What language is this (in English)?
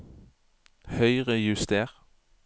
Norwegian